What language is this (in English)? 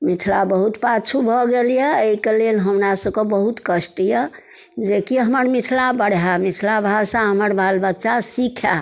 Maithili